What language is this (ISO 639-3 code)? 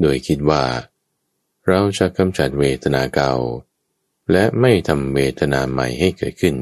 tha